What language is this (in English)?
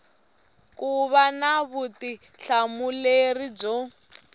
Tsonga